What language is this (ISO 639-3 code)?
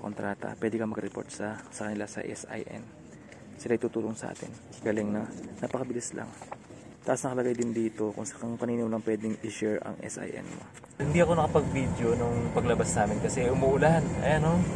fil